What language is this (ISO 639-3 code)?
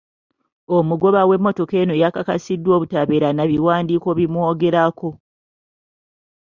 lug